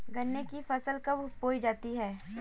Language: Hindi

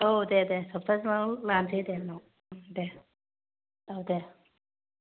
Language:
Bodo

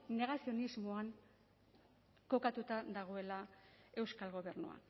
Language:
Basque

